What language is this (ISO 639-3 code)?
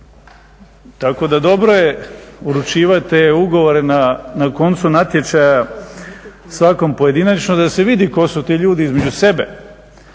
hrv